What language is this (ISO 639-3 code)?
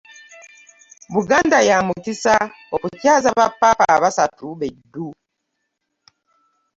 lug